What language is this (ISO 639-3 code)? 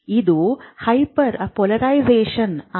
kan